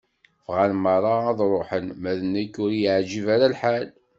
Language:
Kabyle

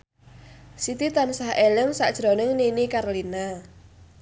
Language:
Javanese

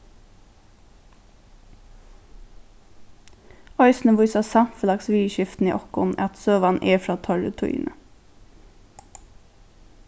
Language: Faroese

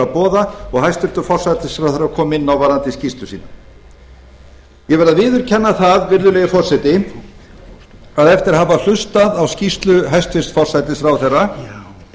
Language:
Icelandic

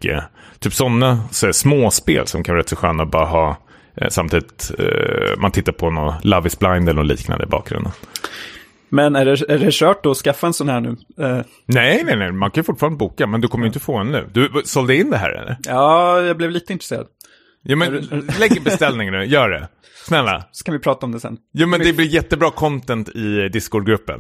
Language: Swedish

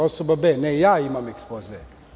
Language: Serbian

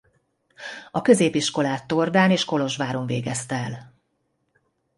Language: Hungarian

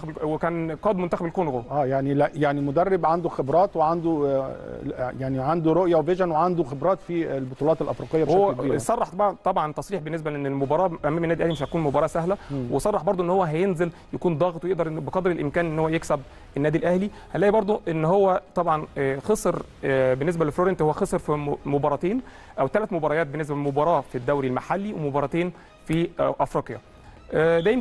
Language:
Arabic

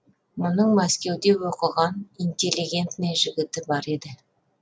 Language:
Kazakh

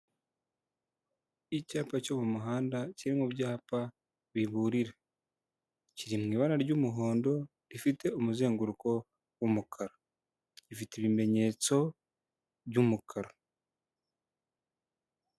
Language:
Kinyarwanda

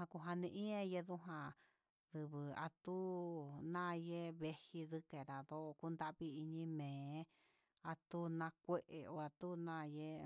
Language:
Huitepec Mixtec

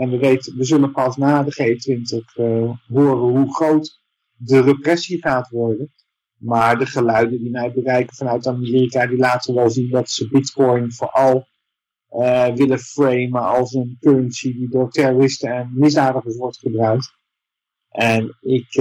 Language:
Dutch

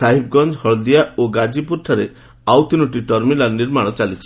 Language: Odia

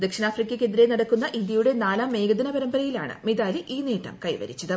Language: Malayalam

